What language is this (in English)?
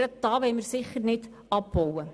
Swiss German